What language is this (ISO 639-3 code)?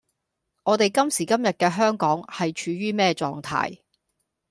yue